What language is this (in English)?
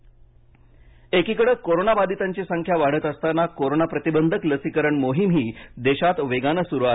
Marathi